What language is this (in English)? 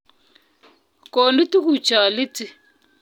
Kalenjin